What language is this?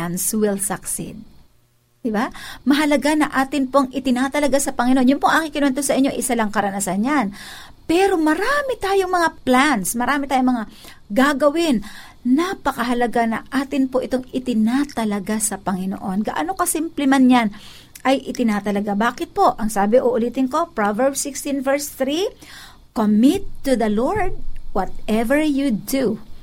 Filipino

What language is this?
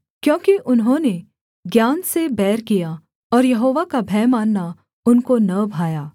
Hindi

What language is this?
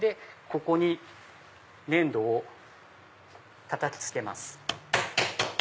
Japanese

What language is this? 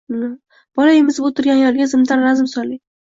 Uzbek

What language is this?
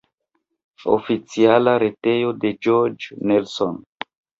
Esperanto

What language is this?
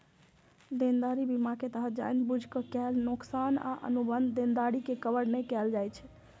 Maithili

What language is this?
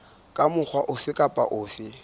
Southern Sotho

